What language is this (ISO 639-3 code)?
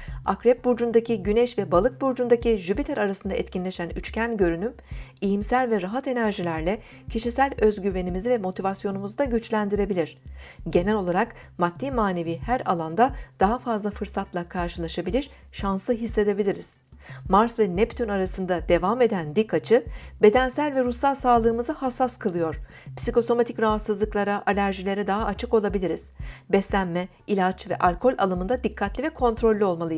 tur